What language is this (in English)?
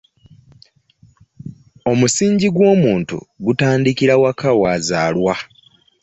Ganda